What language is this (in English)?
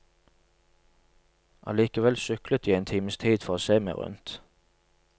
Norwegian